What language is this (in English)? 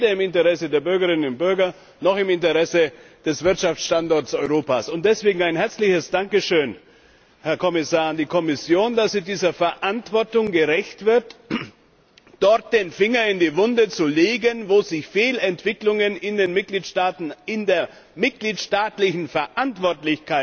German